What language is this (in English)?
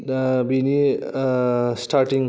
Bodo